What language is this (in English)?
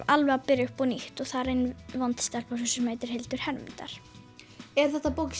Icelandic